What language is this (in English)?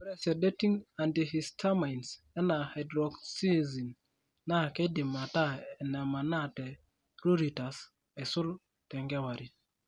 Masai